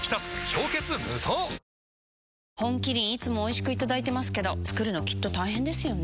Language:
Japanese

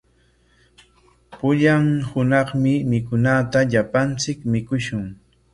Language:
Corongo Ancash Quechua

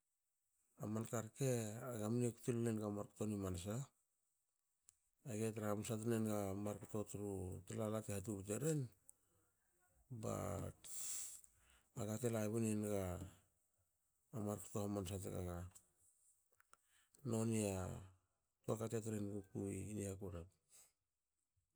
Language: Hakö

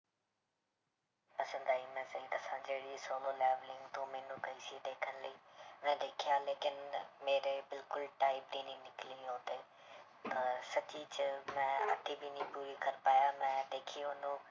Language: Punjabi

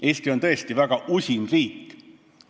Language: Estonian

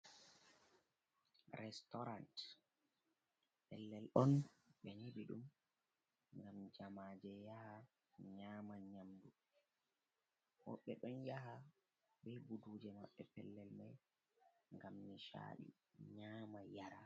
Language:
Fula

